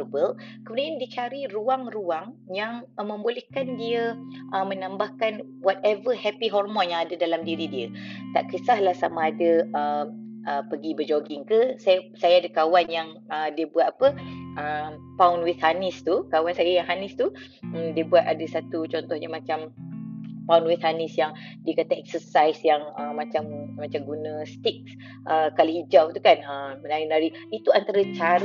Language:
Malay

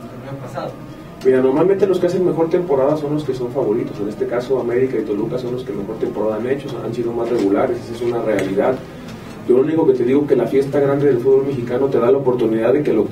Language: Spanish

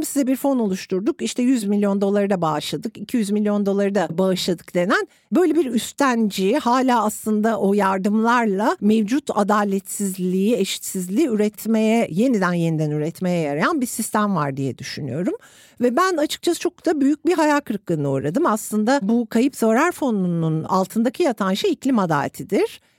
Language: Turkish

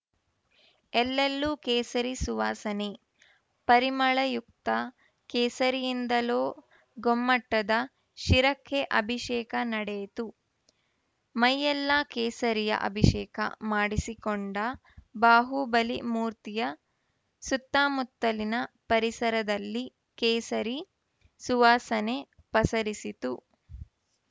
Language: Kannada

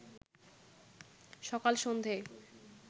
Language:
Bangla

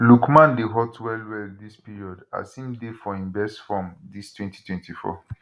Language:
Nigerian Pidgin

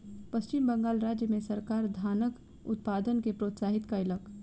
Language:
Maithili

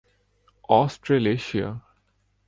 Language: Urdu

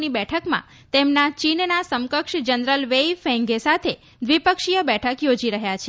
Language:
Gujarati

